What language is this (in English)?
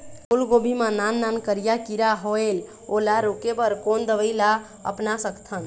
Chhattisgarhi